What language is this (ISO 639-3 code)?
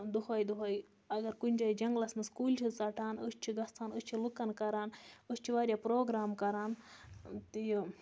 kas